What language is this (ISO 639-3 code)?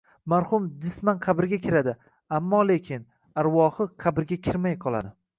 uzb